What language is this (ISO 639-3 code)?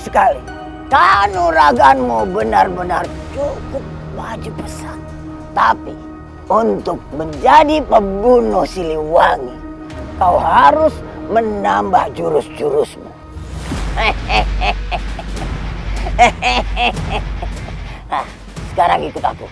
ind